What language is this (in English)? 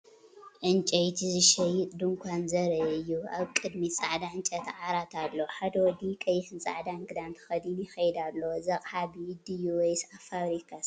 Tigrinya